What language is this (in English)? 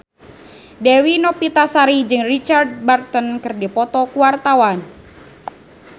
Sundanese